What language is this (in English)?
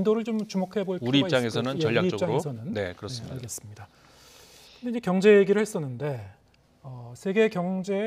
Korean